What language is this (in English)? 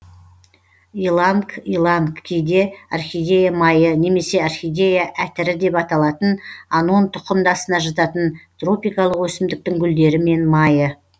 Kazakh